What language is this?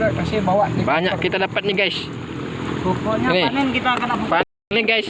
Indonesian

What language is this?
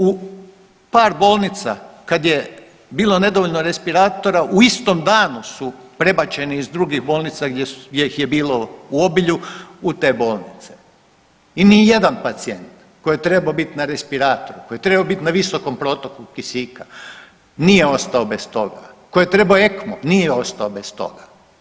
Croatian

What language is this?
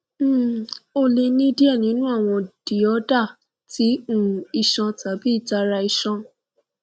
Yoruba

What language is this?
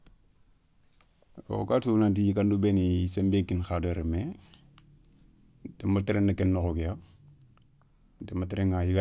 Soninke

